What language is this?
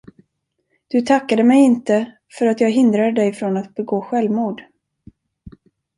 Swedish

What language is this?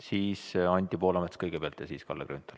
Estonian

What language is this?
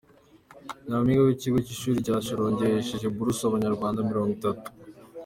Kinyarwanda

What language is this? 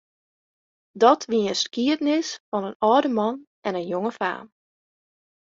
Western Frisian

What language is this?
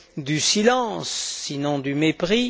French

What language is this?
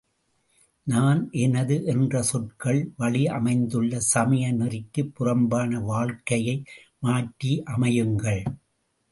Tamil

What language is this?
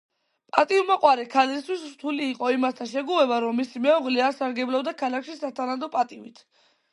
Georgian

